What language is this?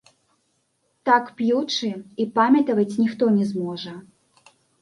Belarusian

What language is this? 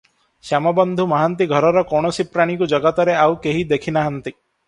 Odia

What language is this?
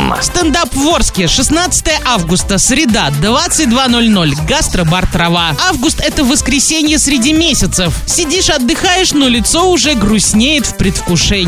Russian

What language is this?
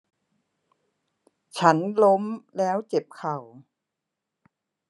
Thai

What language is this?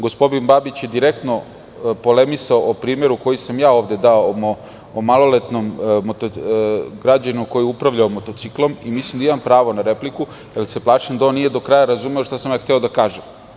Serbian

